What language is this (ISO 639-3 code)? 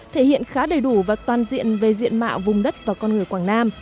vie